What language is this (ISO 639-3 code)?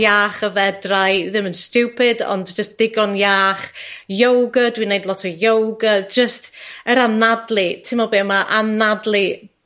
cym